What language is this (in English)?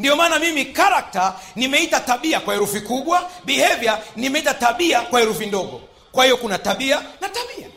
Swahili